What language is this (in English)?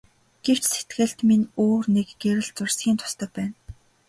Mongolian